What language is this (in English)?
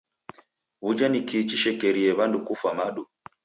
Taita